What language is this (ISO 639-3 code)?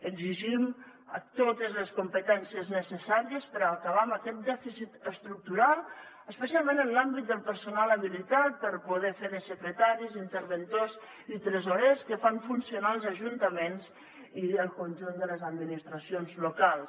cat